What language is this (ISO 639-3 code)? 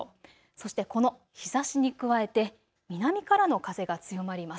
jpn